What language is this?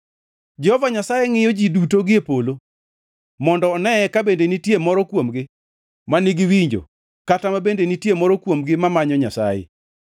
Luo (Kenya and Tanzania)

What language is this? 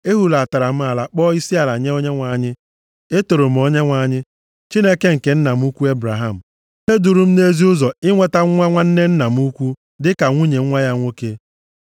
Igbo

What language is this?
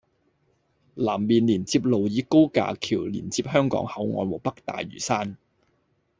Cantonese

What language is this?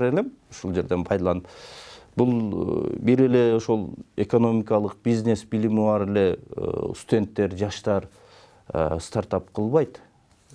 Turkish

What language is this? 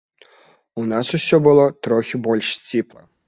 Belarusian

